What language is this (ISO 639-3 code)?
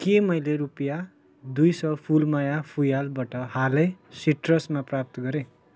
nep